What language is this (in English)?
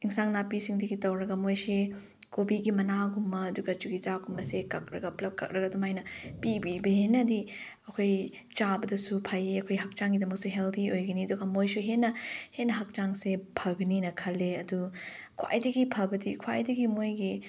Manipuri